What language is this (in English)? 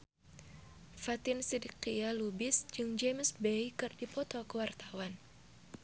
Sundanese